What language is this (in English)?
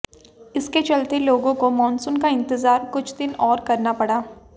Hindi